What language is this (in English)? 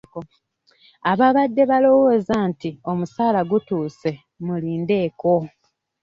Ganda